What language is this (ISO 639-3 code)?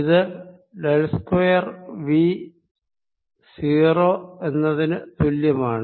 mal